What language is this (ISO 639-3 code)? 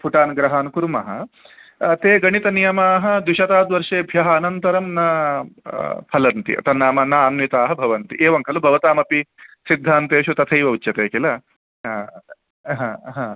san